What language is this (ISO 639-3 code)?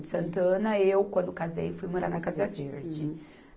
por